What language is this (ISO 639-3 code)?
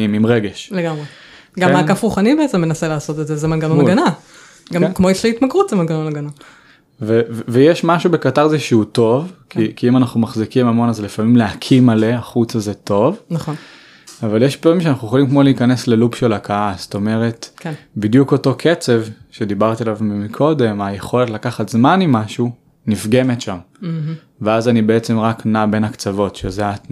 heb